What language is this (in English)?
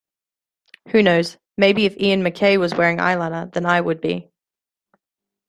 English